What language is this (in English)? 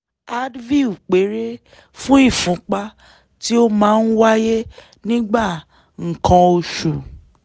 Yoruba